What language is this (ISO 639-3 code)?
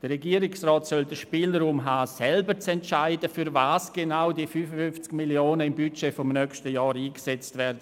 gsw